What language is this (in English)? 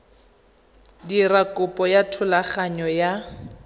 Tswana